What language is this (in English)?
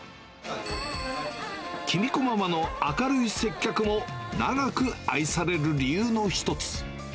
Japanese